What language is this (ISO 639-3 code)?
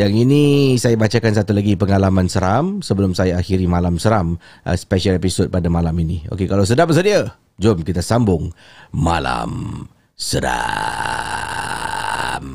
msa